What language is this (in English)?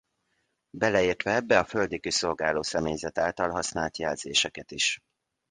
Hungarian